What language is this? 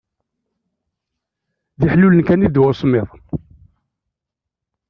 Kabyle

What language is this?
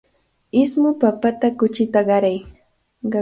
Cajatambo North Lima Quechua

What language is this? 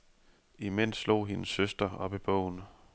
Danish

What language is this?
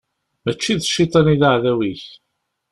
Kabyle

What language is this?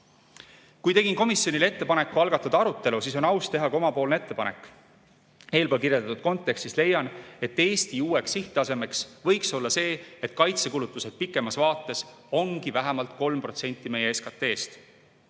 Estonian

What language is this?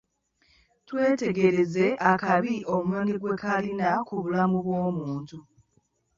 Ganda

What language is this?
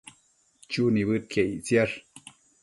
Matsés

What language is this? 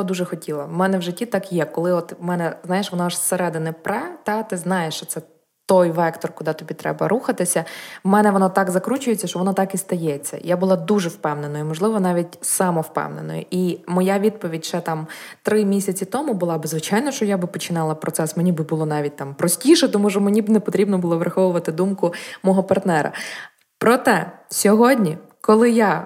Ukrainian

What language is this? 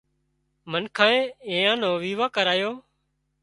Wadiyara Koli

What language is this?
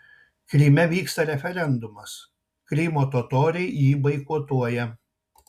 Lithuanian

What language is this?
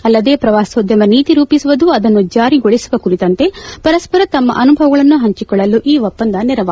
Kannada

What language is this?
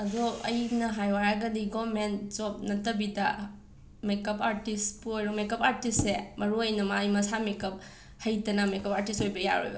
Manipuri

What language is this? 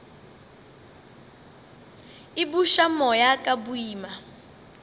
Northern Sotho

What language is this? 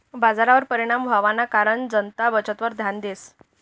Marathi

